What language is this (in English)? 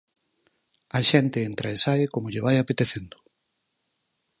Galician